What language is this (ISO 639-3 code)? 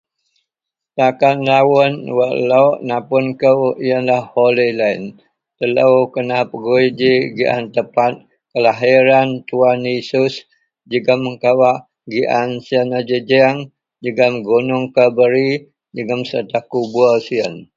mel